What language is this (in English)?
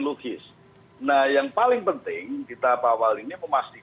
Indonesian